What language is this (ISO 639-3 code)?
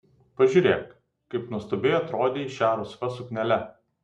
lit